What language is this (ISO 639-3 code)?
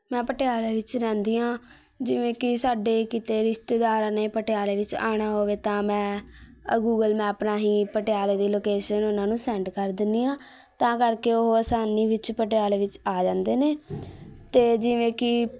pan